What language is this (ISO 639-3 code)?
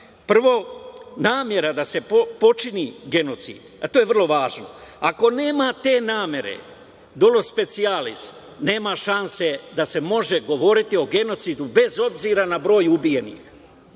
srp